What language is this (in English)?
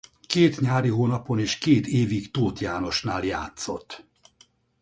Hungarian